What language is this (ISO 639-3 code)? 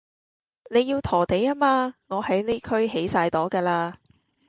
yue